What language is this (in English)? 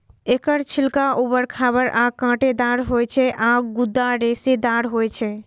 Maithili